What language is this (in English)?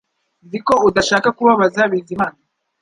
Kinyarwanda